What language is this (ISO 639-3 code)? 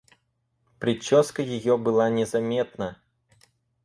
rus